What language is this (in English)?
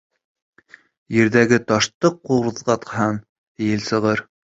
Bashkir